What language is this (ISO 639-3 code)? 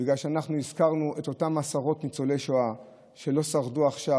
heb